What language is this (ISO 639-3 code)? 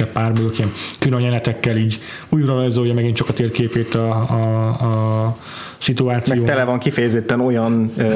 hun